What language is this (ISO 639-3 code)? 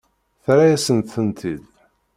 kab